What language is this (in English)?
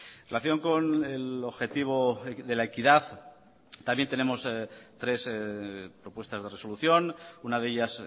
Spanish